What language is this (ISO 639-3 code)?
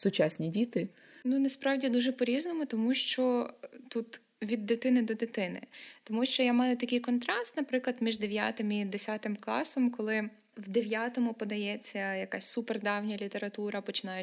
ukr